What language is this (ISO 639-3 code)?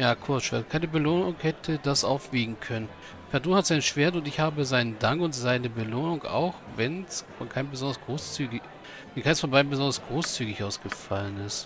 deu